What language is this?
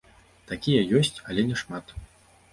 Belarusian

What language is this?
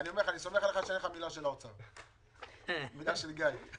Hebrew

